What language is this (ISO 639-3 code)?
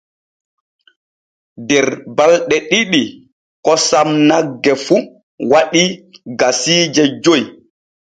fue